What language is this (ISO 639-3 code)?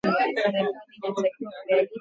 swa